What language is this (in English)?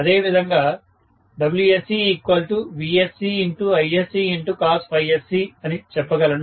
Telugu